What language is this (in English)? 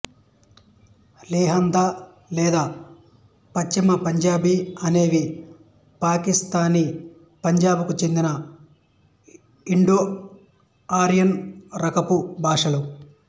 Telugu